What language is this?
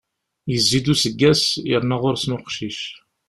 Kabyle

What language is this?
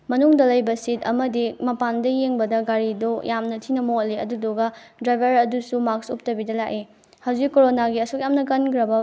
Manipuri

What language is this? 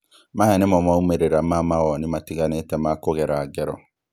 Kikuyu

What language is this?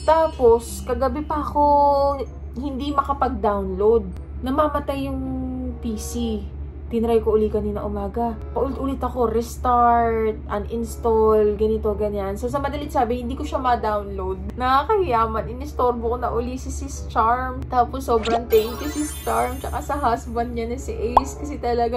Filipino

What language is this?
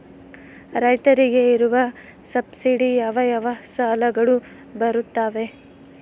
Kannada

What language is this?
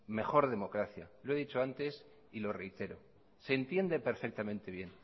Spanish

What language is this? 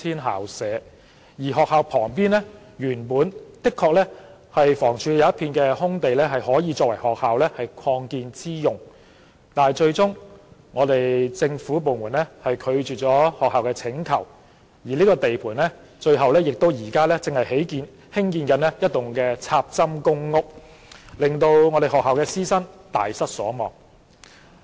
Cantonese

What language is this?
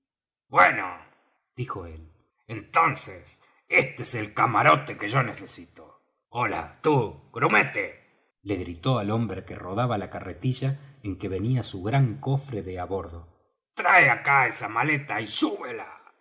Spanish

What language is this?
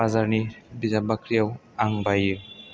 Bodo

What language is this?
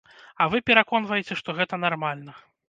Belarusian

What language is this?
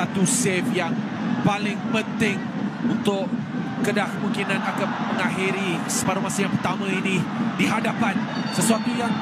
Malay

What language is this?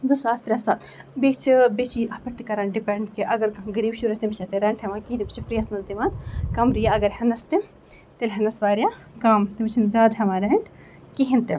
Kashmiri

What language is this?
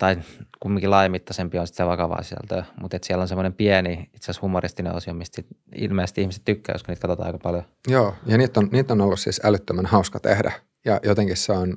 Finnish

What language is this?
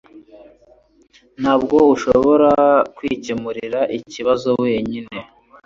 Kinyarwanda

